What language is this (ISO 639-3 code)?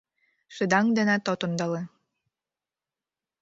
chm